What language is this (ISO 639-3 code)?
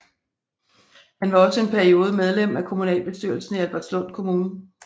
dan